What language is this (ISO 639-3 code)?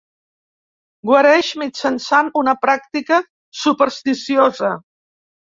cat